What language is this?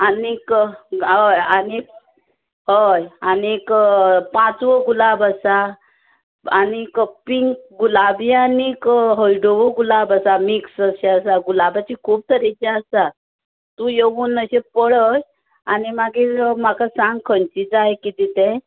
Konkani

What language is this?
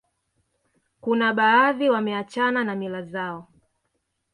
Swahili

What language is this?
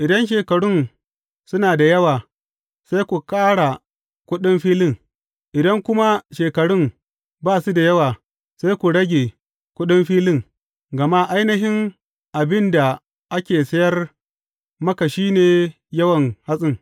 Hausa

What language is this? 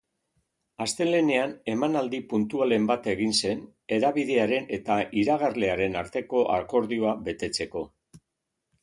Basque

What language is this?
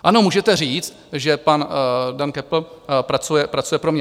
Czech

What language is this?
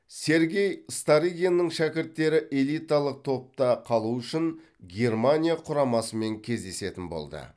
Kazakh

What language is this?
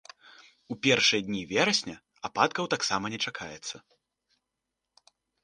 Belarusian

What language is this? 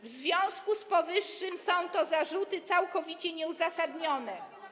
Polish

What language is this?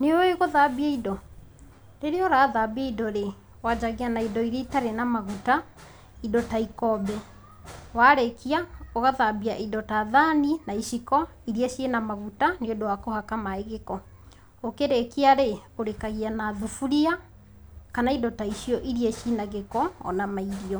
Kikuyu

